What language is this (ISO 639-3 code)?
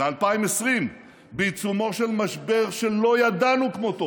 heb